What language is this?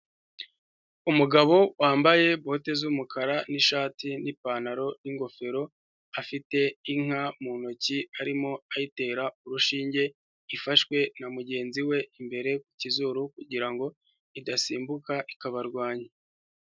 Kinyarwanda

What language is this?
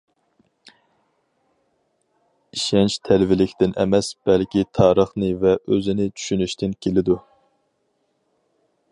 Uyghur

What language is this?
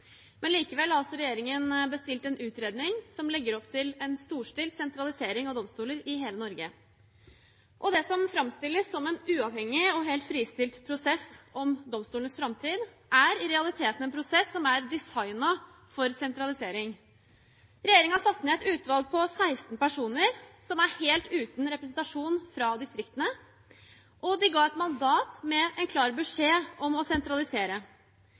Norwegian Bokmål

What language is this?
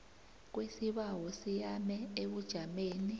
South Ndebele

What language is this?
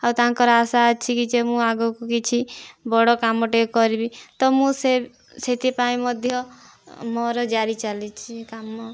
Odia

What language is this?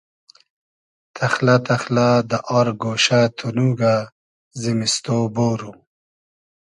Hazaragi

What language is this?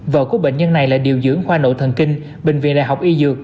Vietnamese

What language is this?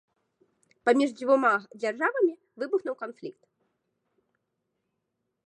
Belarusian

